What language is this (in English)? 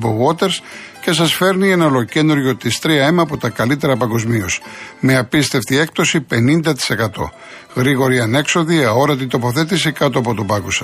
Greek